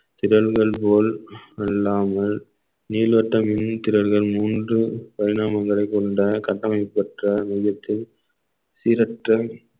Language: Tamil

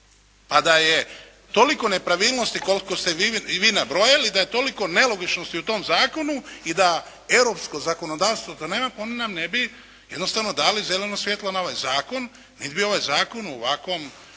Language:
Croatian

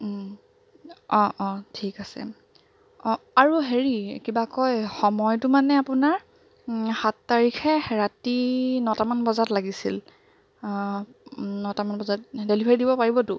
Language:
Assamese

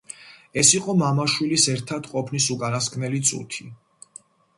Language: Georgian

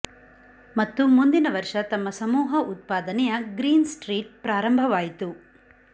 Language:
Kannada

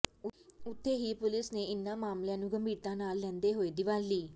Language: Punjabi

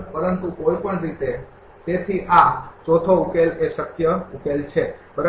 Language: Gujarati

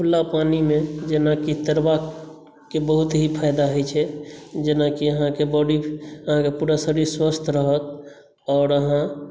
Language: Maithili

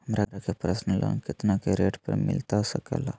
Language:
Magahi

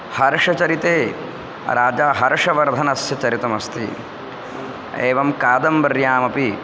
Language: Sanskrit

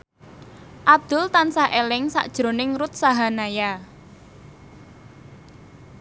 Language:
Javanese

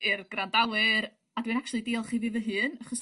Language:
Welsh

